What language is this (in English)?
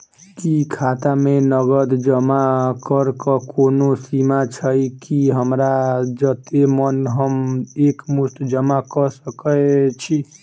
Maithili